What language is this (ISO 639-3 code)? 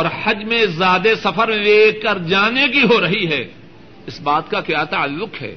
urd